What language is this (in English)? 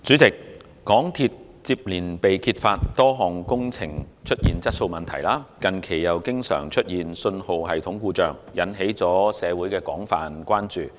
Cantonese